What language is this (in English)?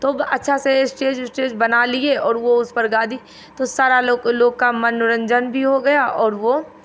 Hindi